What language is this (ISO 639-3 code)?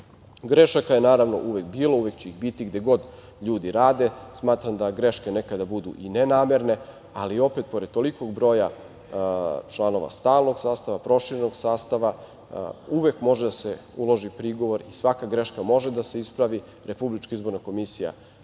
srp